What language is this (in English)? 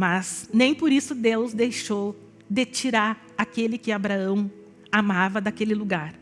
Portuguese